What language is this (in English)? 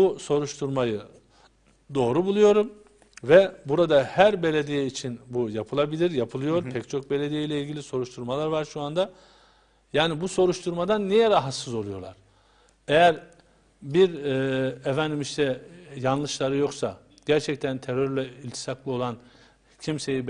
Turkish